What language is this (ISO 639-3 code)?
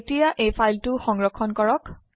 asm